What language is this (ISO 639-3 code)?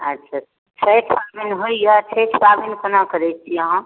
mai